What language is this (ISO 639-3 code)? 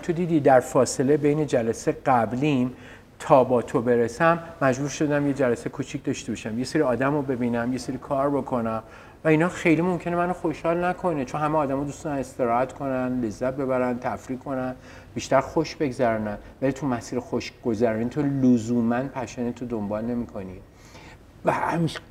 fas